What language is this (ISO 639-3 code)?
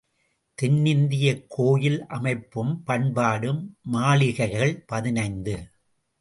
tam